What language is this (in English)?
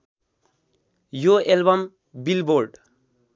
Nepali